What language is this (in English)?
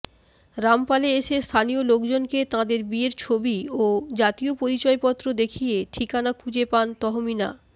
Bangla